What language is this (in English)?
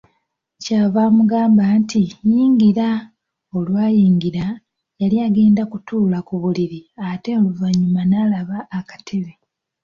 Ganda